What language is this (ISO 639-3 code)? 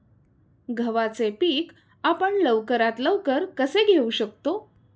mar